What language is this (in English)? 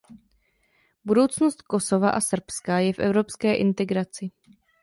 Czech